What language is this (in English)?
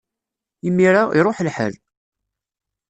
Kabyle